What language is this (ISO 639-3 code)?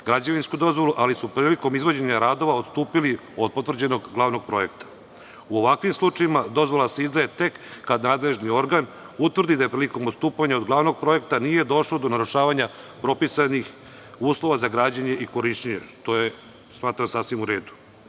srp